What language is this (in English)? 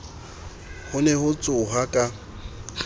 Southern Sotho